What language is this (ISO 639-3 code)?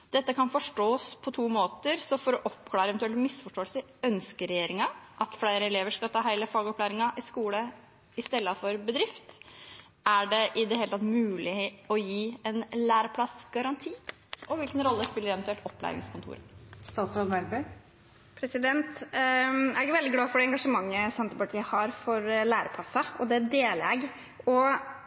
nob